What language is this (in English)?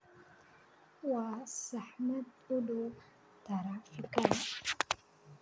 Somali